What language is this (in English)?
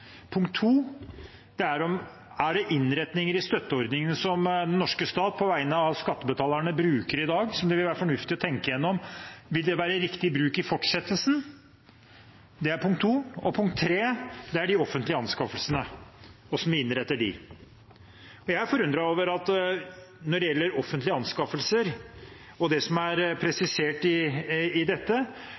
Norwegian Bokmål